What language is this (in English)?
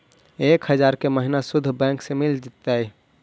Magahi